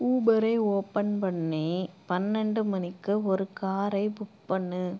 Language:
Tamil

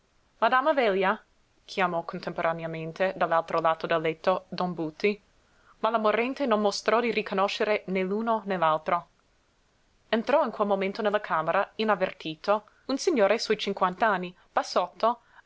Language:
Italian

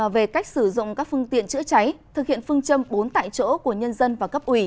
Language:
Vietnamese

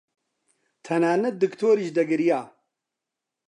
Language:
Central Kurdish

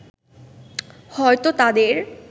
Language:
Bangla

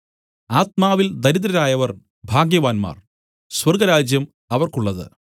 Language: Malayalam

